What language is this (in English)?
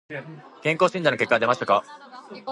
Japanese